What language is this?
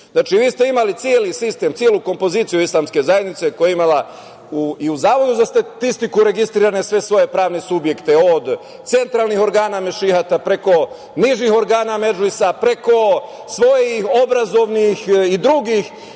Serbian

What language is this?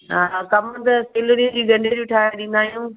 Sindhi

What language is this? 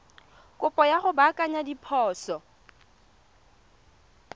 Tswana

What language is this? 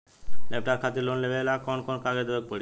Bhojpuri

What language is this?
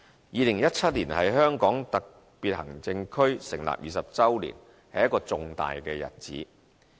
Cantonese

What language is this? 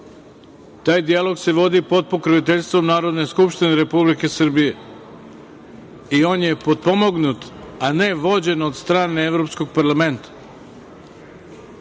Serbian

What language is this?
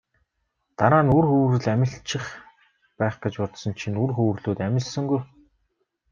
Mongolian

